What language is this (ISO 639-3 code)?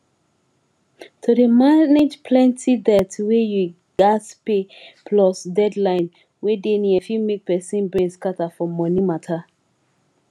pcm